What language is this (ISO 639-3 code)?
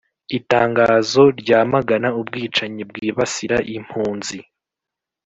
kin